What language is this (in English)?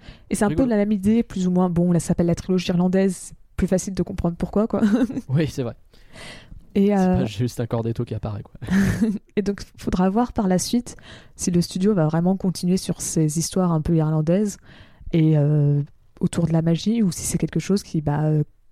French